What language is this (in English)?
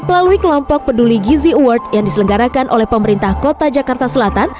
Indonesian